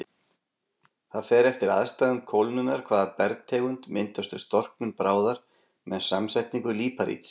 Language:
Icelandic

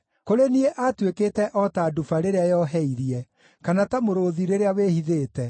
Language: Kikuyu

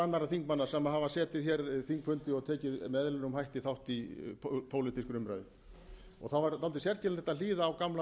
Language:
Icelandic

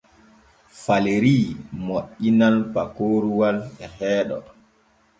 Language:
Borgu Fulfulde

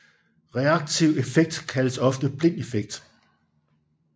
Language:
Danish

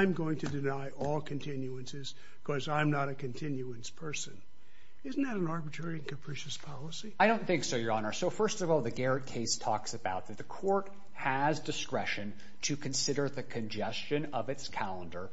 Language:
English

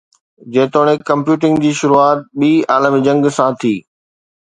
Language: Sindhi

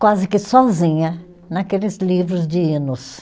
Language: Portuguese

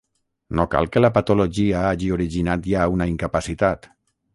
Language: Catalan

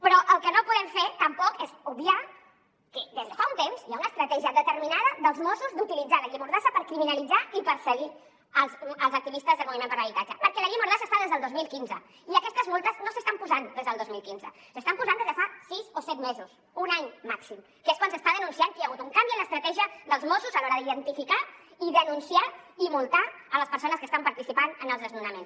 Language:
Catalan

